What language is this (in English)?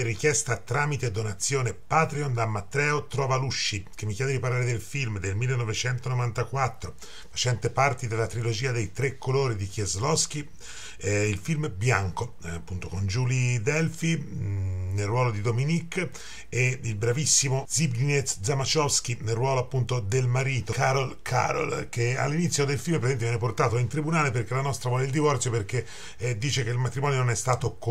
Italian